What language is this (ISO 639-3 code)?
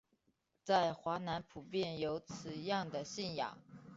zho